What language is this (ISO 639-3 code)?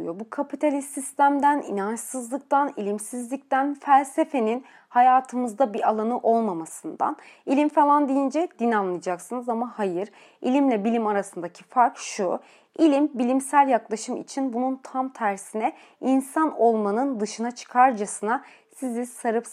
tur